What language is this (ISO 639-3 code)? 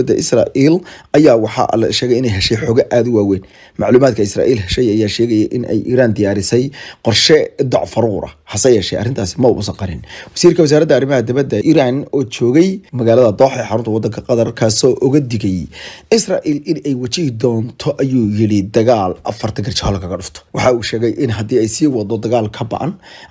ara